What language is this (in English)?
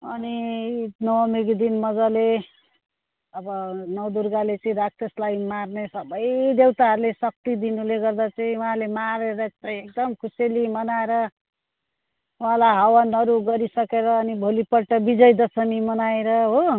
Nepali